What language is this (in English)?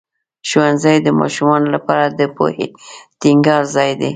Pashto